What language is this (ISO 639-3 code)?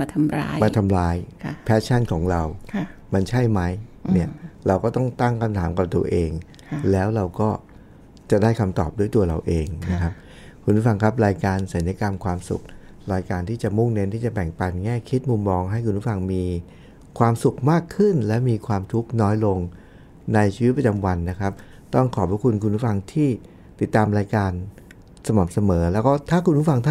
tha